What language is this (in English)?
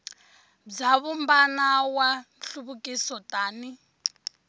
Tsonga